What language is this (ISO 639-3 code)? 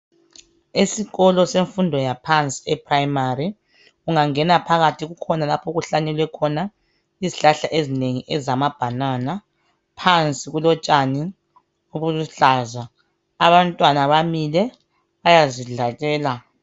nde